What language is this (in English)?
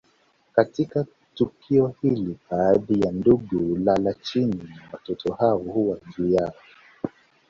Swahili